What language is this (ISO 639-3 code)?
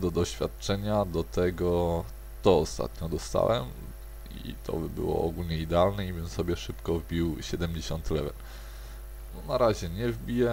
pol